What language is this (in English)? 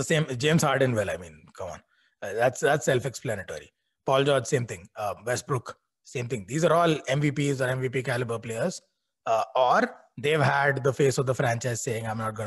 English